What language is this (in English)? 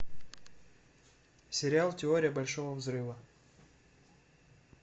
Russian